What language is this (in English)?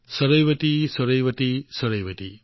Assamese